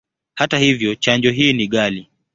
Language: Swahili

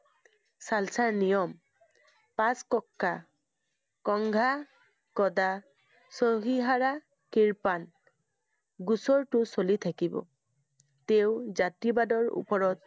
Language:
Assamese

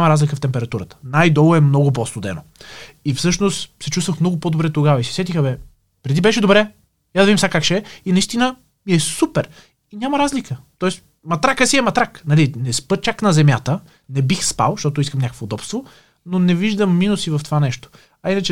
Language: Bulgarian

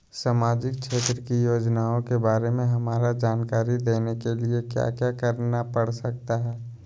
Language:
Magahi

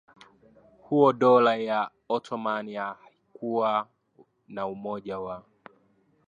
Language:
Swahili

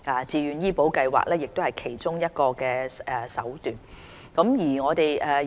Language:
Cantonese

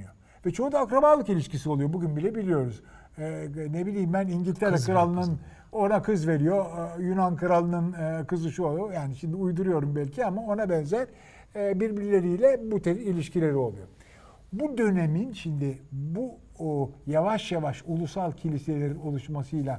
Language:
Turkish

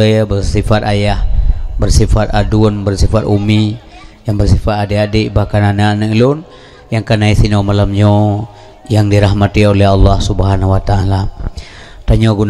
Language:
Malay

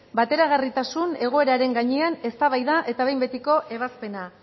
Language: Basque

